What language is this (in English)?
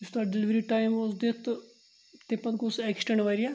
Kashmiri